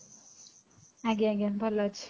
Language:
Odia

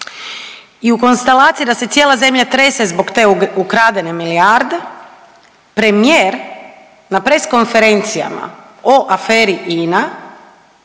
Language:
Croatian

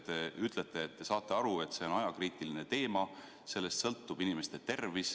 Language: Estonian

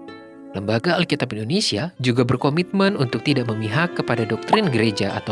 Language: Indonesian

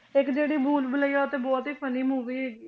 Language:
Punjabi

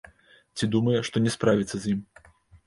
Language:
Belarusian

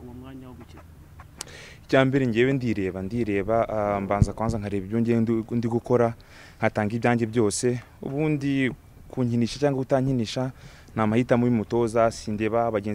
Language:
Romanian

